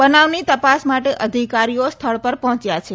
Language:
Gujarati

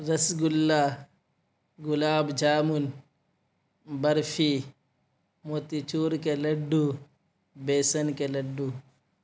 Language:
Urdu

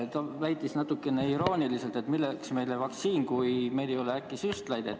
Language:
Estonian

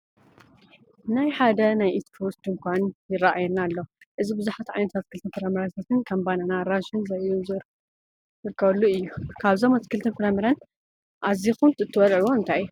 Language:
Tigrinya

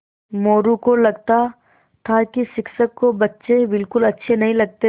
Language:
Hindi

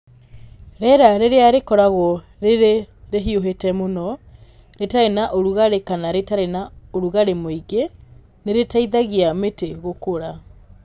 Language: Kikuyu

